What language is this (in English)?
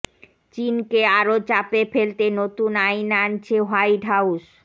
Bangla